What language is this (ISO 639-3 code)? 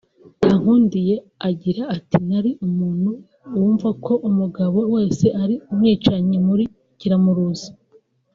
kin